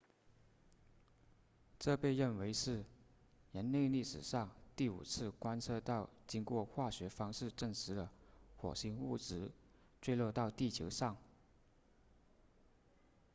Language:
Chinese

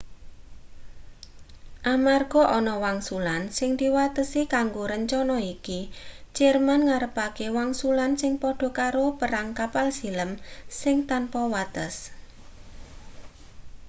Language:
Javanese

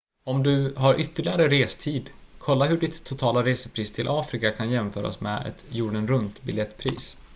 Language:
Swedish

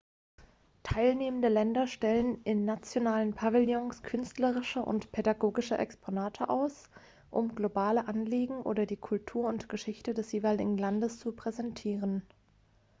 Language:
German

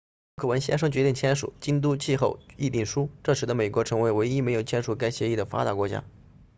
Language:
Chinese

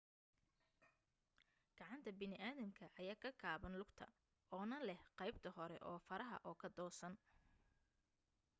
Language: Somali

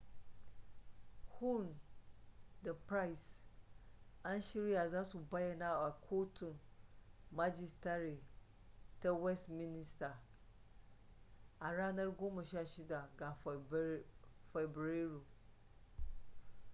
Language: Hausa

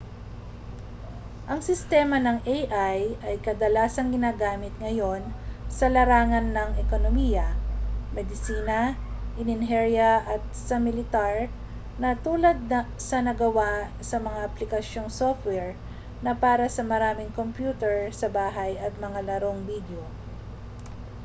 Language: Filipino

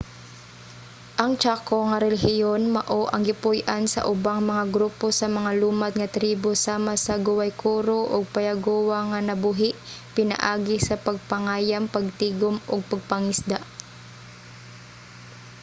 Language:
Cebuano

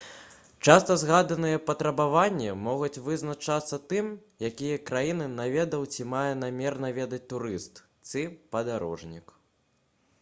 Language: Belarusian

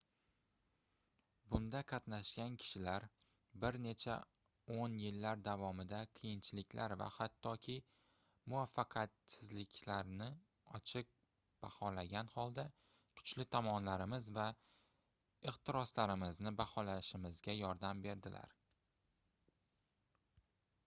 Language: Uzbek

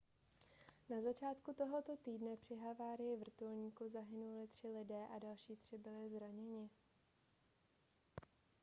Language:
Czech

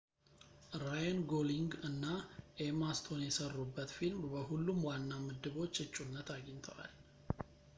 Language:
Amharic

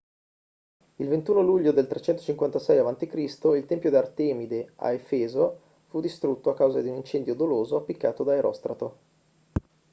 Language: Italian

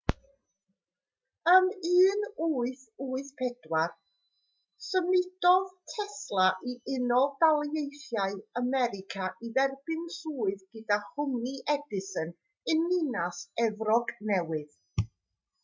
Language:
Welsh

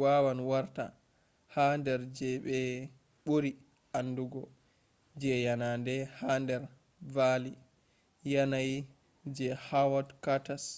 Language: Fula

